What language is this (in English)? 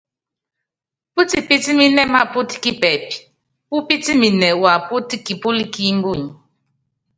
Yangben